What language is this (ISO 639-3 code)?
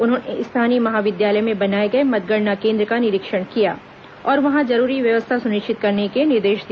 hin